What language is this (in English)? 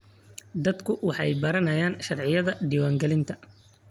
Somali